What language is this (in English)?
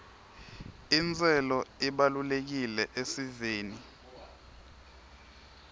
Swati